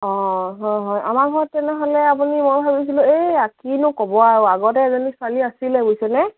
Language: Assamese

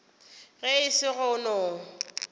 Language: Northern Sotho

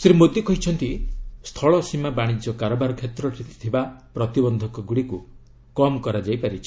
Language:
Odia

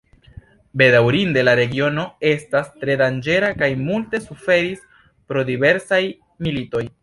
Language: Esperanto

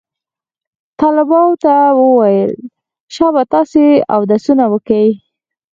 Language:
Pashto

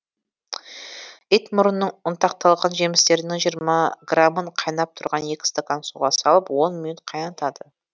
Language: Kazakh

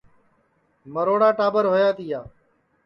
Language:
Sansi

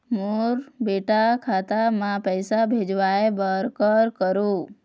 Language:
Chhattisgarhi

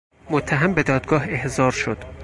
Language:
Persian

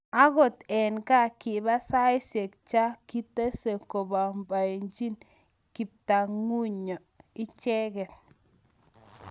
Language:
Kalenjin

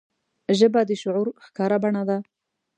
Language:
Pashto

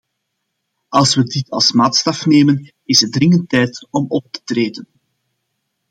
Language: Dutch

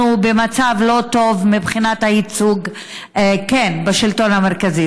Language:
Hebrew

